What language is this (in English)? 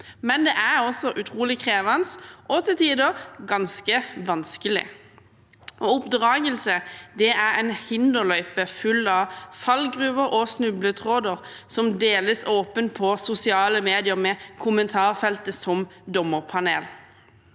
Norwegian